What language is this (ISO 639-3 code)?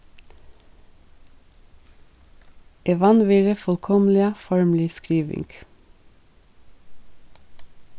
fao